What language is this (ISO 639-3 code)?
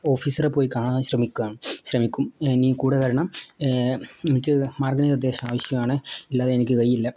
mal